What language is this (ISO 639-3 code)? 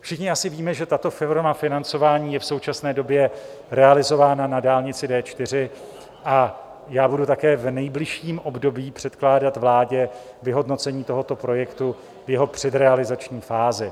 ces